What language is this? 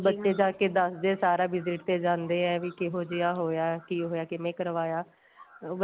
Punjabi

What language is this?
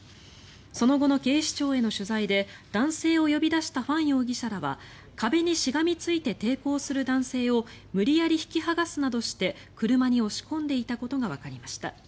Japanese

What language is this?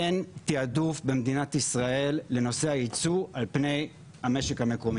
Hebrew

